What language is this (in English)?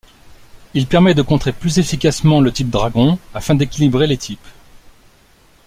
French